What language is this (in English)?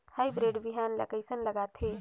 Chhattisgarhi